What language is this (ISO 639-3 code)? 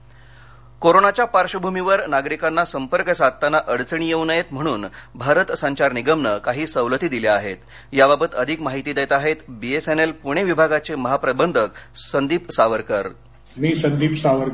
mar